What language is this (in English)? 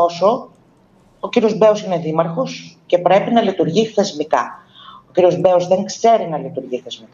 Greek